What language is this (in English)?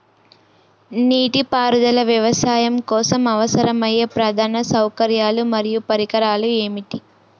Telugu